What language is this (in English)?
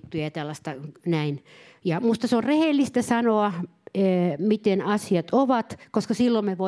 Finnish